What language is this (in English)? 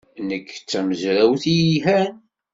Kabyle